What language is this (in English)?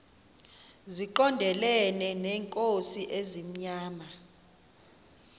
Xhosa